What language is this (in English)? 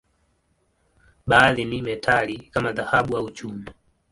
Swahili